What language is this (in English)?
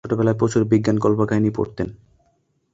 Bangla